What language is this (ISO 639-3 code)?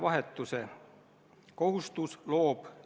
est